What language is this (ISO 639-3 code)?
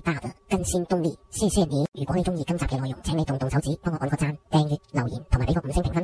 zho